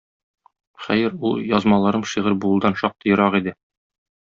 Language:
Tatar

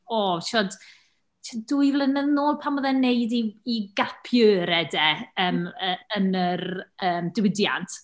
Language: Welsh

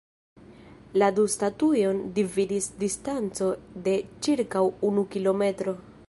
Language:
Esperanto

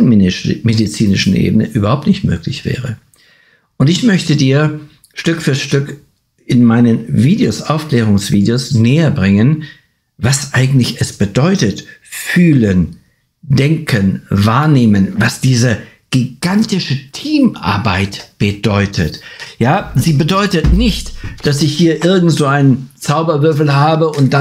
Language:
German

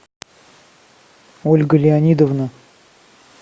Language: Russian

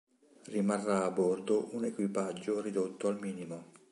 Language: Italian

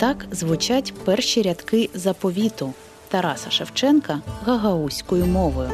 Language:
Ukrainian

